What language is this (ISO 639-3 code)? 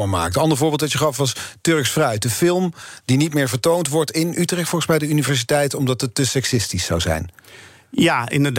nld